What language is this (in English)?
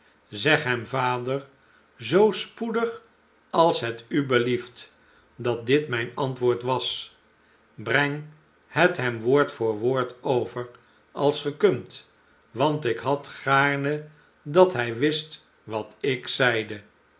Dutch